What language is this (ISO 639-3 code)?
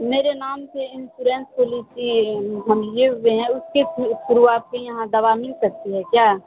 urd